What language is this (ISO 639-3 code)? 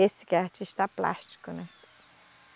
por